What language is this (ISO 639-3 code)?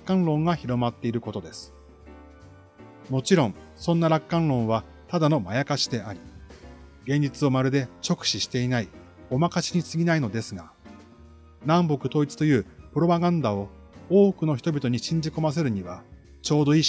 jpn